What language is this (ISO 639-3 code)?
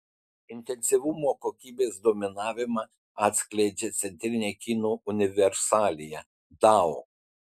lit